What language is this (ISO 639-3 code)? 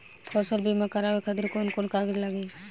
bho